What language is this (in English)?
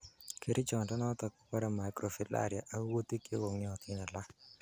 Kalenjin